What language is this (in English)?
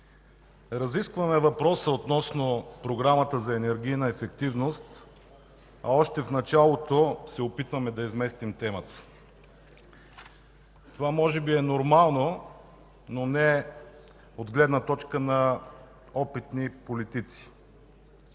Bulgarian